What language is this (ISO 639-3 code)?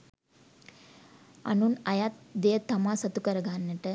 sin